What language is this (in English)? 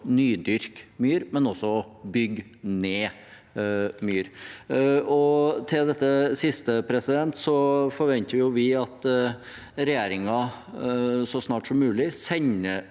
Norwegian